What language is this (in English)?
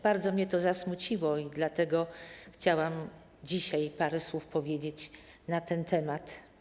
Polish